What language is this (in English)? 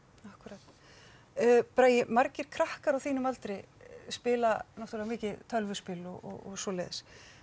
Icelandic